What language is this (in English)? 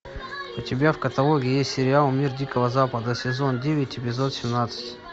Russian